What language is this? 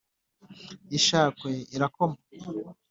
Kinyarwanda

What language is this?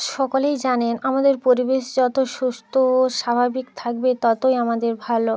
Bangla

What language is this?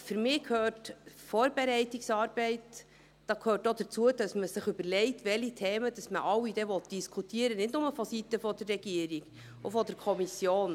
Swiss German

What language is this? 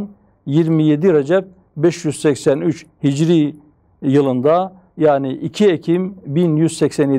Turkish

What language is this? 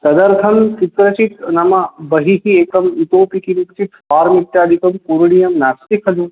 Sanskrit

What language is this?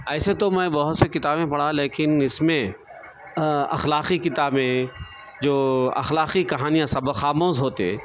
Urdu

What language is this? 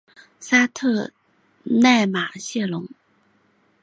Chinese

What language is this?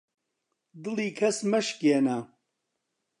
Central Kurdish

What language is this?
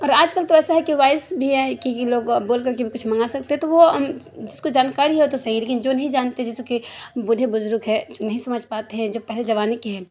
Urdu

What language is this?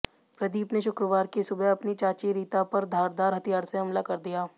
Hindi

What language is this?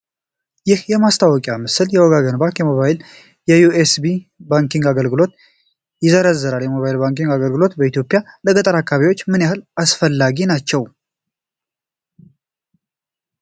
Amharic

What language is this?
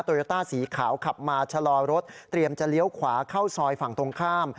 Thai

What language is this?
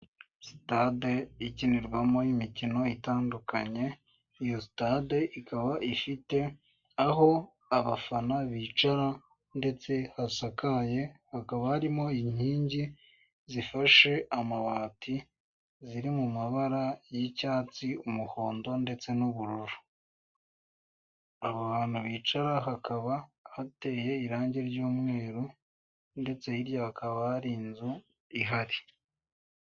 Kinyarwanda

